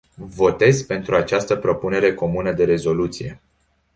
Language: Romanian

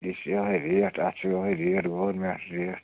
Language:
Kashmiri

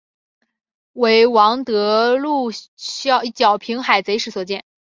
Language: Chinese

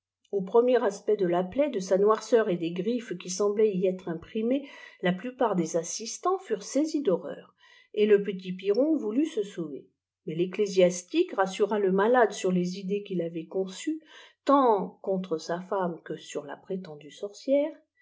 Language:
French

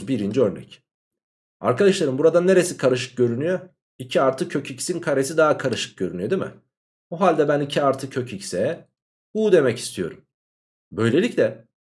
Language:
Turkish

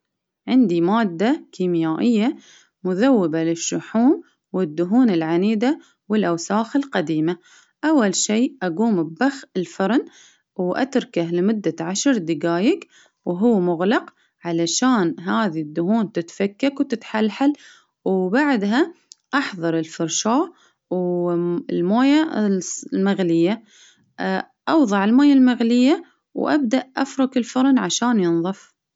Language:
Baharna Arabic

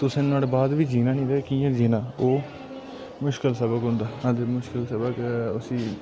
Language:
Dogri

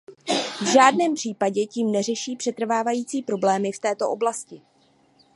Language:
Czech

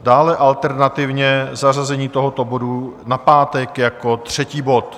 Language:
Czech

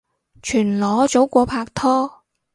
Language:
Cantonese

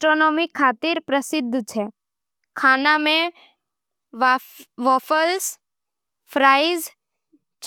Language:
Nimadi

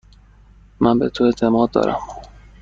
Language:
Persian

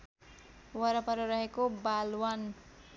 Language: Nepali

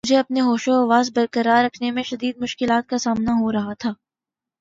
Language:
Urdu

